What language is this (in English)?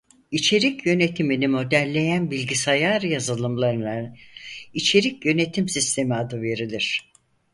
Turkish